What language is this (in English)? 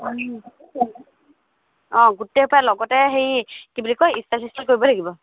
Assamese